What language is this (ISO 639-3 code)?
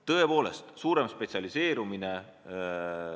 est